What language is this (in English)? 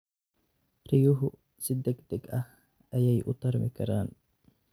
Somali